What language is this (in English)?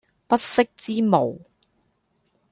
Cantonese